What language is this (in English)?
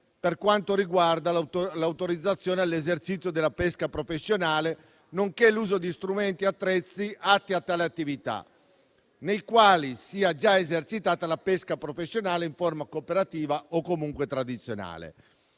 Italian